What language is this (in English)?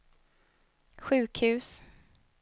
Swedish